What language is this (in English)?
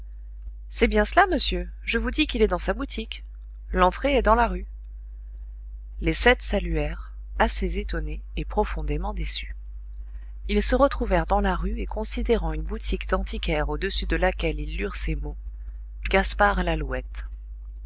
French